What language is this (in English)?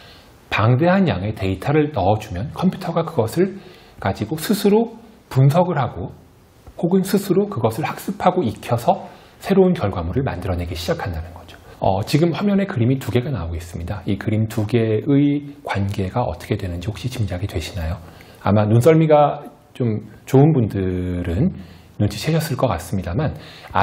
Korean